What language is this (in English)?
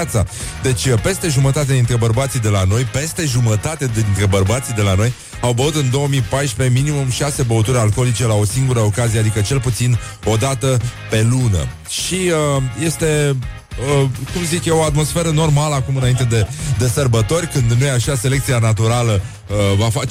Romanian